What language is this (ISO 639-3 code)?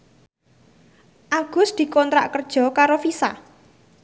jav